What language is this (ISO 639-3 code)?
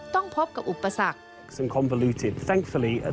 tha